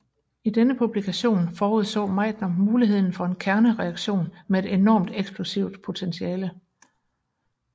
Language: Danish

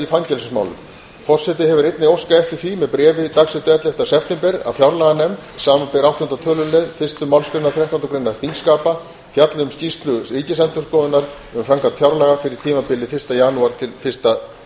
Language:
Icelandic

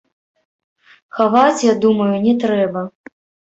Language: Belarusian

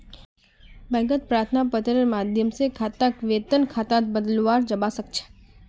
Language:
Magahi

